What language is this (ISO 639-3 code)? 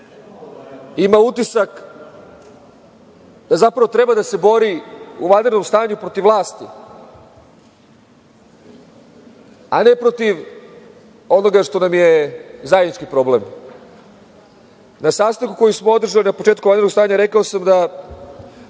srp